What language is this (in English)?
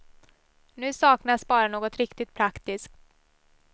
Swedish